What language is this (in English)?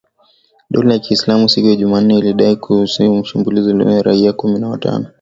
Swahili